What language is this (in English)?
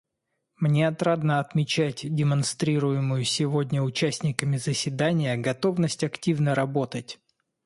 Russian